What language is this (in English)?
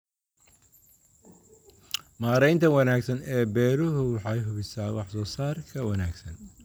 Somali